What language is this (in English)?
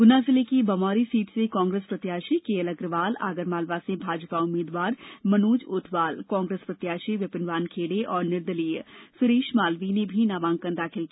Hindi